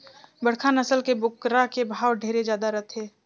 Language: Chhattisgarhi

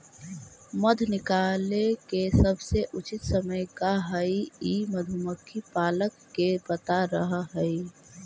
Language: Magahi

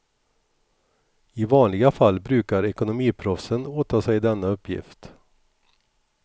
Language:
Swedish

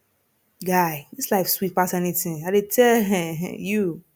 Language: Nigerian Pidgin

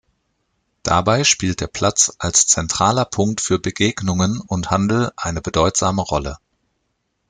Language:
German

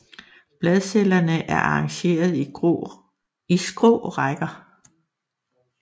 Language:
Danish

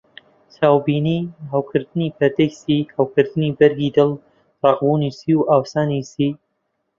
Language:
Central Kurdish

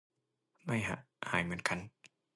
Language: Thai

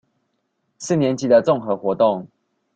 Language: Chinese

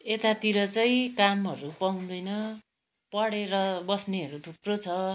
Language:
Nepali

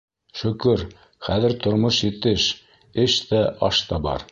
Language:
Bashkir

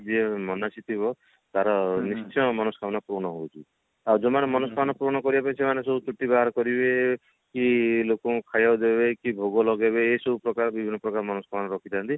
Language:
Odia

